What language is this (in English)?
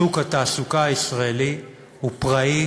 Hebrew